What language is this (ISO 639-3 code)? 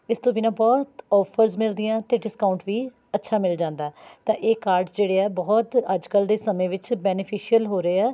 pan